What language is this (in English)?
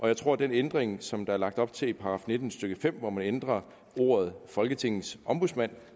Danish